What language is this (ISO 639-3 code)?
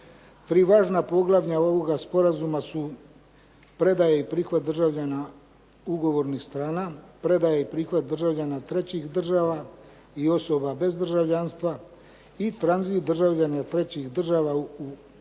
hrv